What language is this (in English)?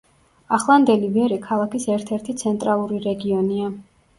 Georgian